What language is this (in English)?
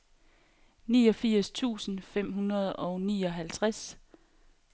Danish